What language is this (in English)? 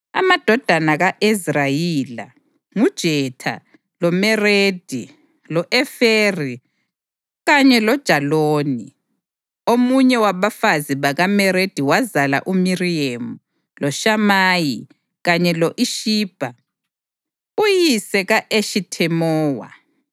North Ndebele